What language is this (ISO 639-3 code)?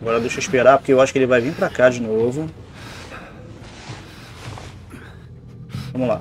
por